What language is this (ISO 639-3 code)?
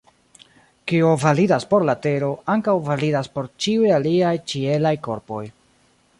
epo